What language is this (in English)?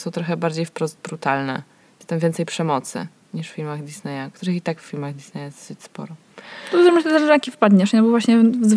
Polish